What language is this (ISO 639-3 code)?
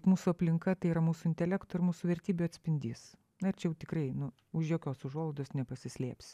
lit